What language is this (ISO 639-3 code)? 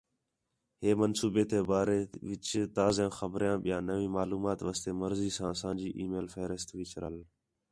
xhe